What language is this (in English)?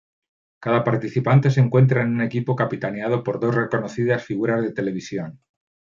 Spanish